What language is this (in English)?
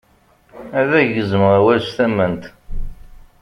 Kabyle